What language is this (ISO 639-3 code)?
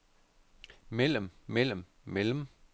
dan